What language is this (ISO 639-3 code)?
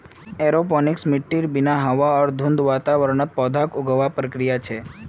mag